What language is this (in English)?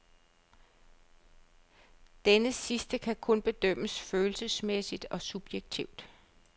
Danish